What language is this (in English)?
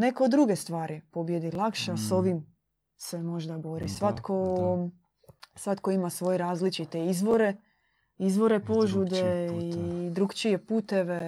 Croatian